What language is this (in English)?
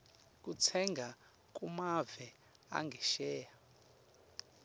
Swati